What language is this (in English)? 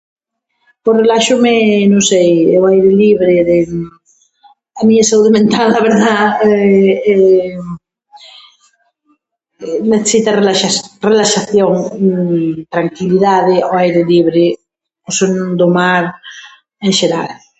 Galician